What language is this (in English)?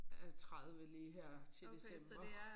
Danish